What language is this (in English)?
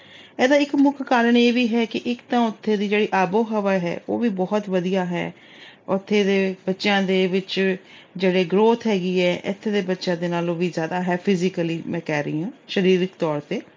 Punjabi